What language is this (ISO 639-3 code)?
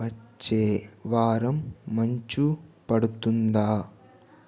tel